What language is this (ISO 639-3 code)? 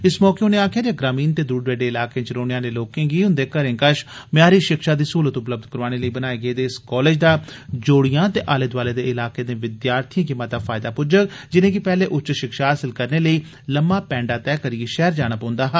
doi